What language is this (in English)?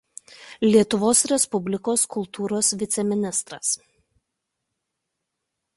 Lithuanian